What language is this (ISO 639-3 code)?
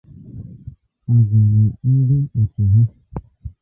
ibo